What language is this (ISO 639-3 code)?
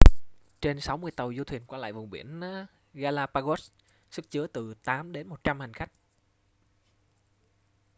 vie